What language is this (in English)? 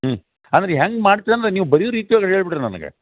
Kannada